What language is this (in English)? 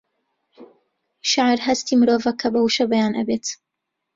Central Kurdish